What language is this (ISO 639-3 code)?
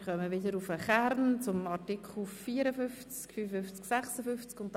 gsw